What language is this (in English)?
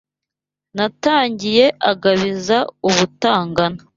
Kinyarwanda